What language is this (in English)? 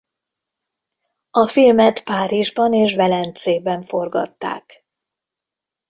Hungarian